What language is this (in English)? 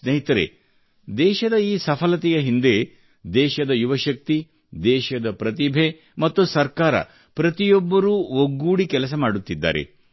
Kannada